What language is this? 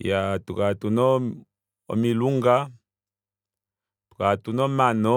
Kuanyama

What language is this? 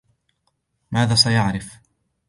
Arabic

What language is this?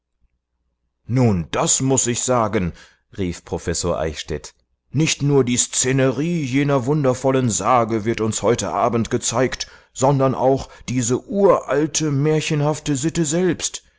German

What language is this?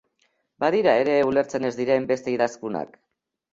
Basque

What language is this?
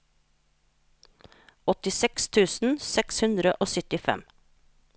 Norwegian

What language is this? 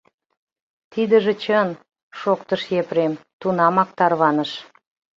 Mari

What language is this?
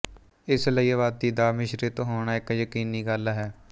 Punjabi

